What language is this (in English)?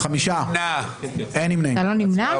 Hebrew